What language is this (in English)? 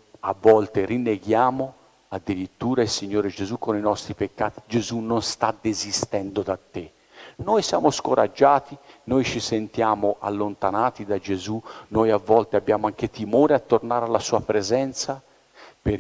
Italian